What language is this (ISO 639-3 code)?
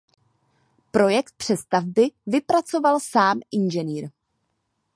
ces